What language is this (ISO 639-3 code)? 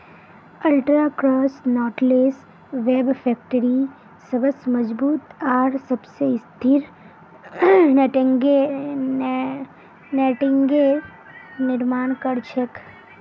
mag